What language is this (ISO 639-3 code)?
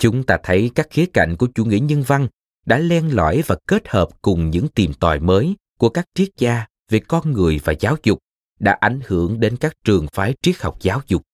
vie